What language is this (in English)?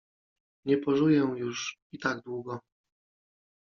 Polish